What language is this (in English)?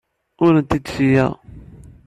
Kabyle